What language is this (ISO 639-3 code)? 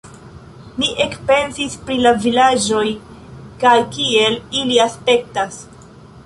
epo